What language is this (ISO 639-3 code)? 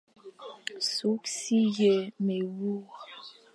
fan